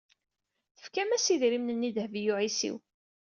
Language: Kabyle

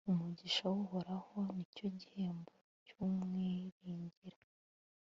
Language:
Kinyarwanda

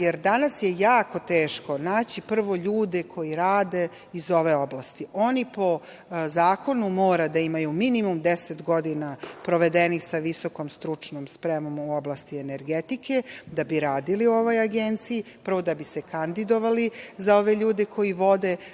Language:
Serbian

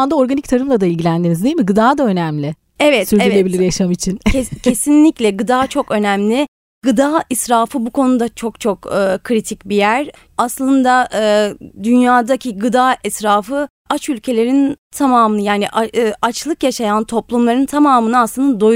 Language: Turkish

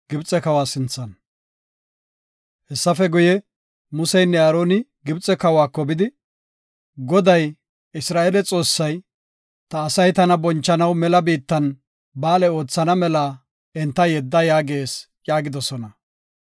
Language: Gofa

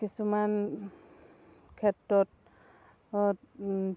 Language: Assamese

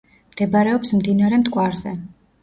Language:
Georgian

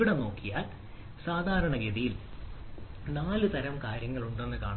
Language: Malayalam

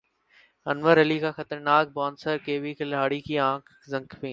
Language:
Urdu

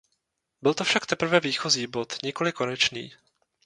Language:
Czech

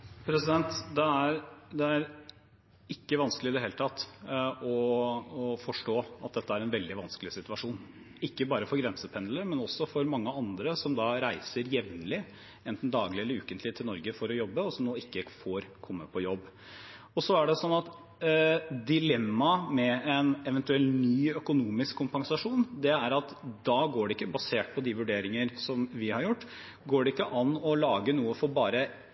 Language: Norwegian Bokmål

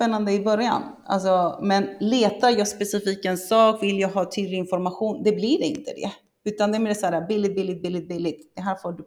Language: Swedish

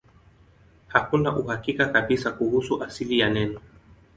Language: Swahili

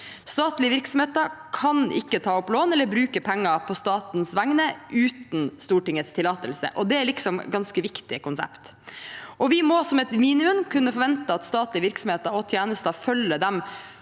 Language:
Norwegian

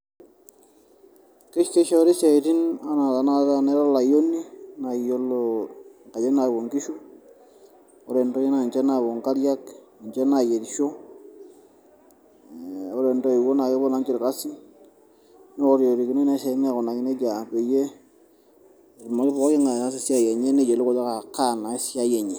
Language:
Masai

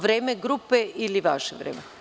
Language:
Serbian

